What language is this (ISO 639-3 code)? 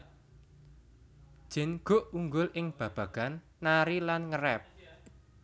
jav